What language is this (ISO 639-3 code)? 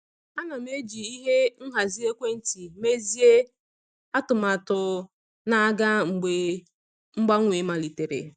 ibo